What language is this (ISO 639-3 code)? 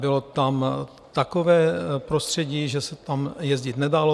ces